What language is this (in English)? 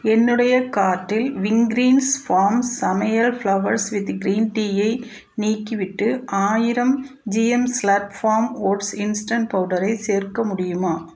Tamil